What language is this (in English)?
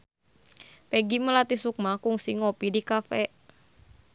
Sundanese